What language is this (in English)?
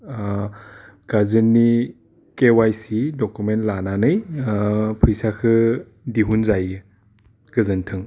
Bodo